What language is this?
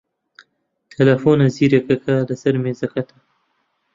Central Kurdish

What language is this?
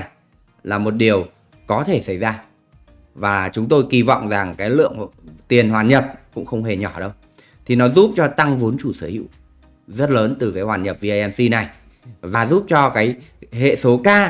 Vietnamese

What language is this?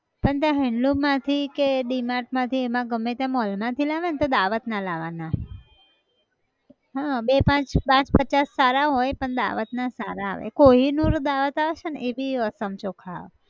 Gujarati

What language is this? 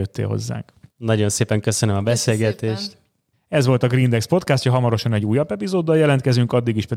Hungarian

